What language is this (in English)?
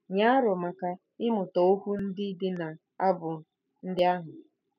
Igbo